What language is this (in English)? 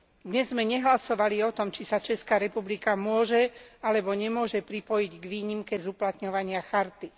Slovak